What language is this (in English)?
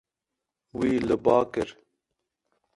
Kurdish